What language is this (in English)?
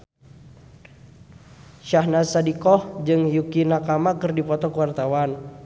Sundanese